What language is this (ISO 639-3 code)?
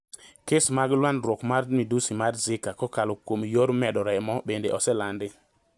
luo